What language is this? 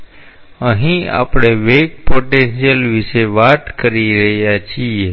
Gujarati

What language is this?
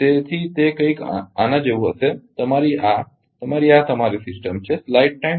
Gujarati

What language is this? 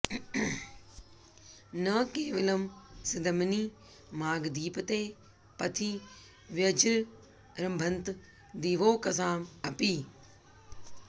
Sanskrit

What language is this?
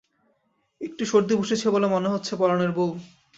Bangla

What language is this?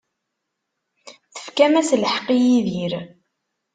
Kabyle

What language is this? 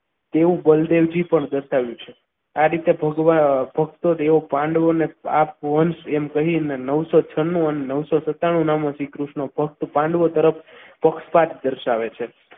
Gujarati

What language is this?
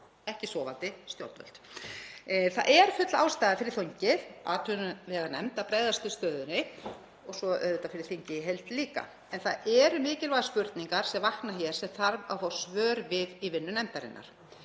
Icelandic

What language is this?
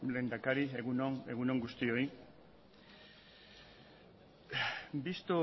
Basque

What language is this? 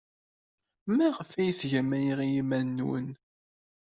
Kabyle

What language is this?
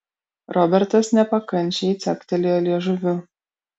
Lithuanian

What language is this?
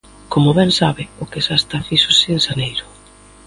Galician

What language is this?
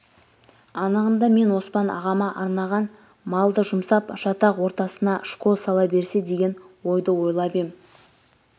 Kazakh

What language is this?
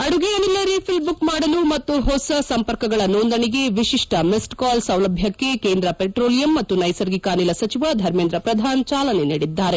Kannada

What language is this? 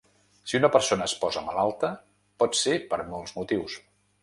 Catalan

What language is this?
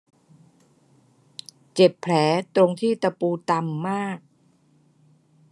Thai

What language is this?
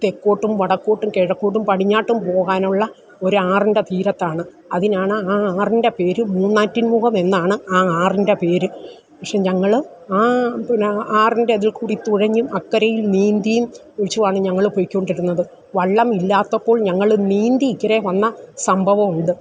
Malayalam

